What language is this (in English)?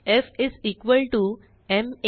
Marathi